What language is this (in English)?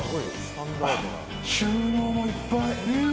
Japanese